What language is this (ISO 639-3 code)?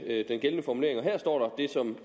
dan